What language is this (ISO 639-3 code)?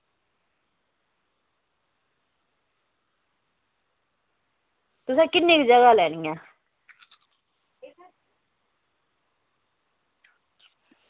doi